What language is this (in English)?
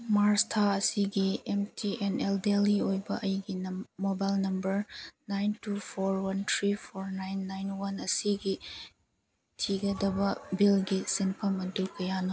Manipuri